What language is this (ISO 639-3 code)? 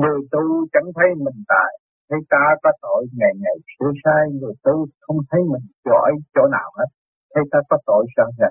vie